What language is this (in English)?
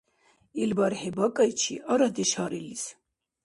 Dargwa